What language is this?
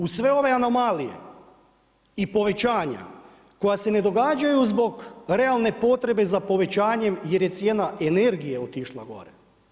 Croatian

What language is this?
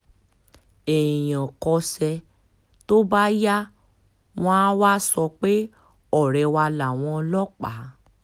Yoruba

